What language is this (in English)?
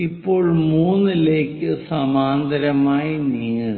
Malayalam